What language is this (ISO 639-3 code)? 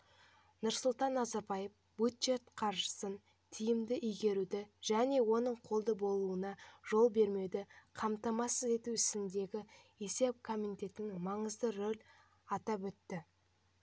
kaz